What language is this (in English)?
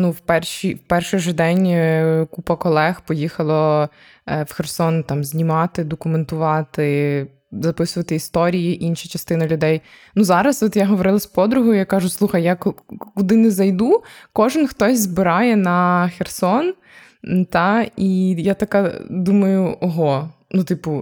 Ukrainian